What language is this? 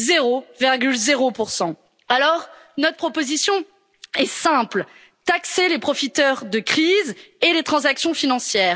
French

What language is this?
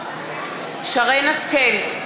Hebrew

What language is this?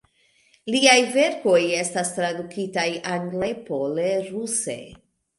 Esperanto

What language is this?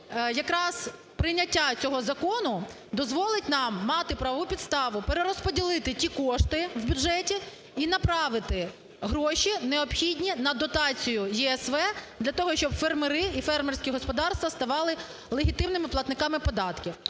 Ukrainian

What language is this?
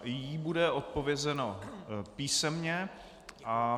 Czech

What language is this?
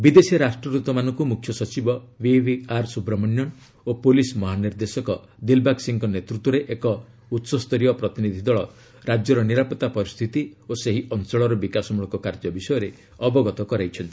Odia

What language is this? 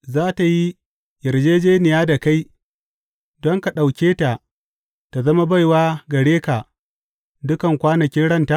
Hausa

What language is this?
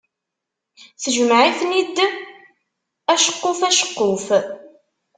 Kabyle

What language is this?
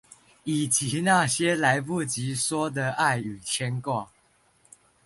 Chinese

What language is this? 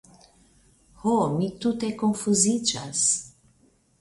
Esperanto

